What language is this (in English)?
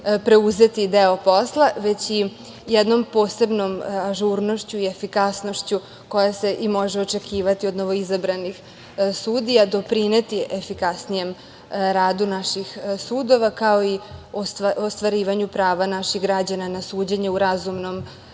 Serbian